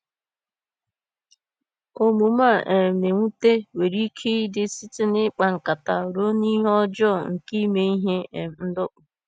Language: Igbo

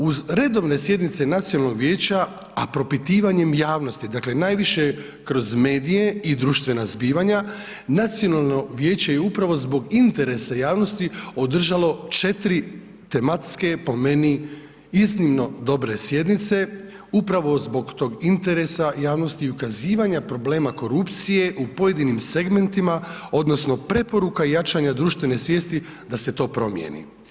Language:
Croatian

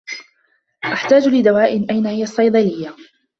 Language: Arabic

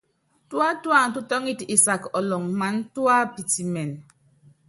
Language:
Yangben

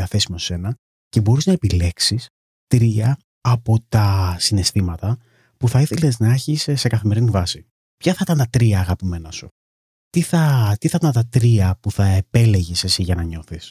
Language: Greek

